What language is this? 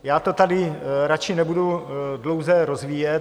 Czech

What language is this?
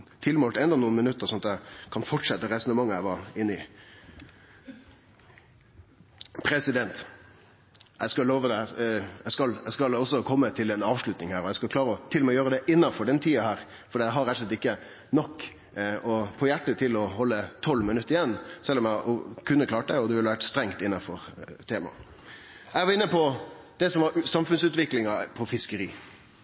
Norwegian Nynorsk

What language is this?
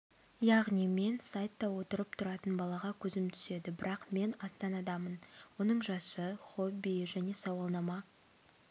Kazakh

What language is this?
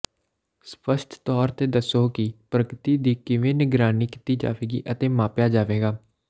Punjabi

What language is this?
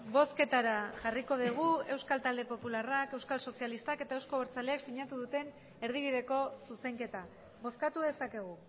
Basque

